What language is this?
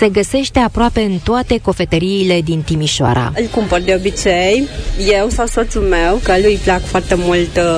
Romanian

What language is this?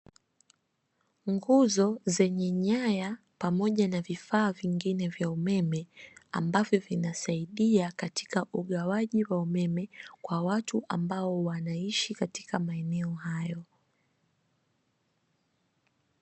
Swahili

